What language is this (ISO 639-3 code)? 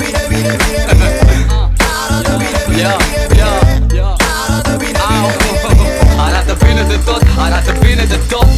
ron